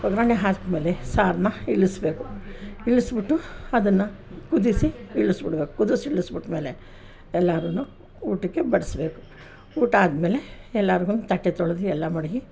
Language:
Kannada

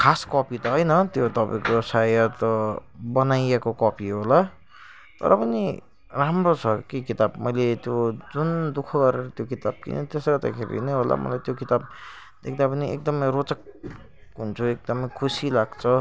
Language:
Nepali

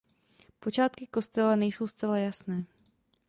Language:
Czech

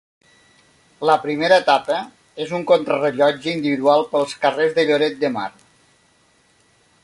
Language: Catalan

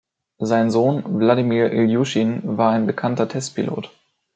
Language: German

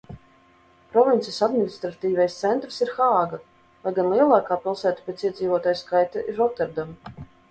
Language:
Latvian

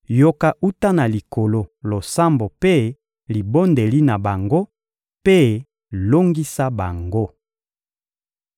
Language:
Lingala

